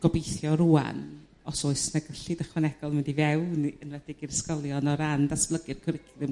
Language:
Welsh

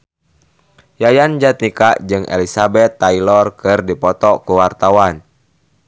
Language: Sundanese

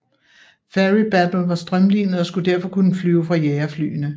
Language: Danish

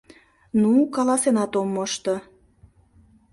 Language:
Mari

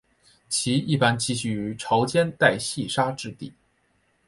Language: Chinese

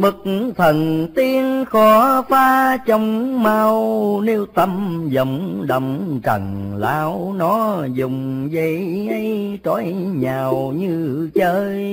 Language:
Vietnamese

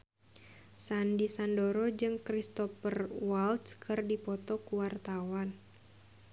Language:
Sundanese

